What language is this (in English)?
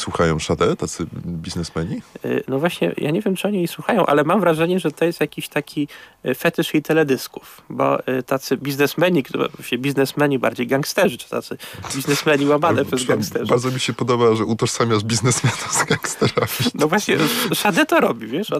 Polish